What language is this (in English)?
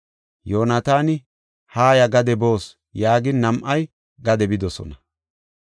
Gofa